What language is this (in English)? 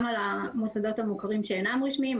Hebrew